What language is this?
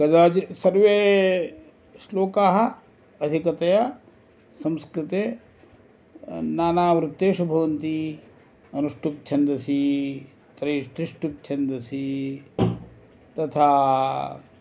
Sanskrit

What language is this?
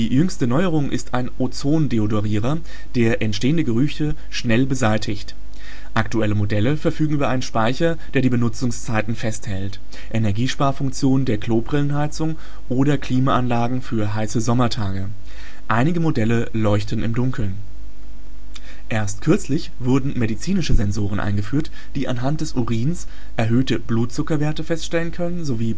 German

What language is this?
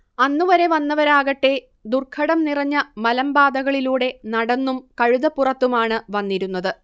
Malayalam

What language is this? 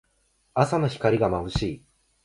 Japanese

